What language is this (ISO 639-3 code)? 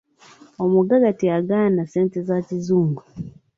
lug